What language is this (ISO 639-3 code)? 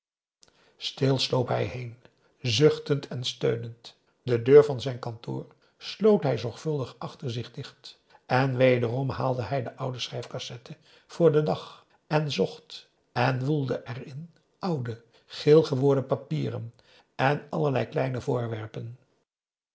nld